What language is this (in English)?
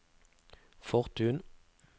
Norwegian